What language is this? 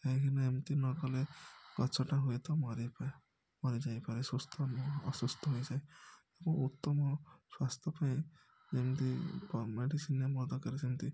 Odia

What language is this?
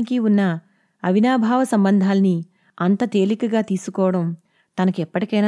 Telugu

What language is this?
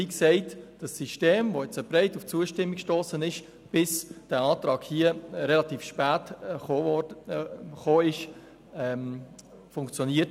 Swiss German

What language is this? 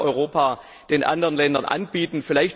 German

